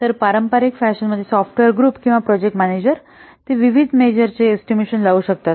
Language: Marathi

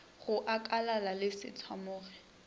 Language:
Northern Sotho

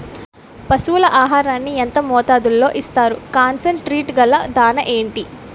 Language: Telugu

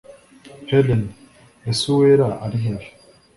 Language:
Kinyarwanda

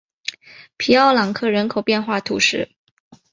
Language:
Chinese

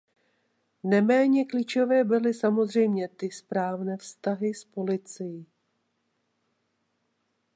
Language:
Czech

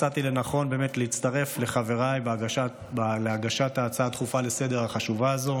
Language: Hebrew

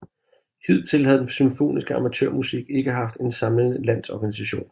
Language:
Danish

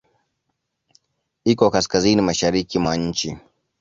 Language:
Swahili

